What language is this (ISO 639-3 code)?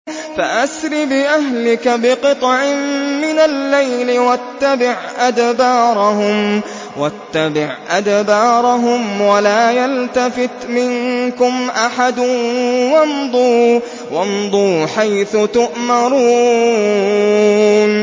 ara